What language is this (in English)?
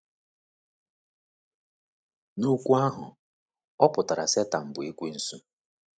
Igbo